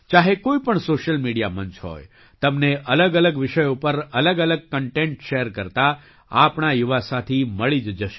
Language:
Gujarati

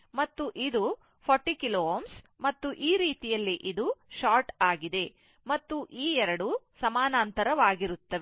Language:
Kannada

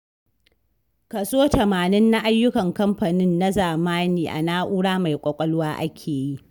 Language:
Hausa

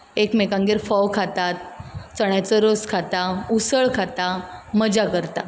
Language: Konkani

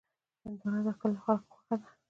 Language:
Pashto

